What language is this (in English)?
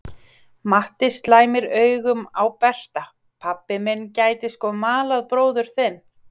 Icelandic